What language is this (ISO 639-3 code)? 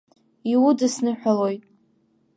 abk